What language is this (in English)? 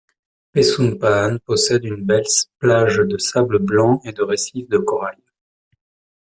French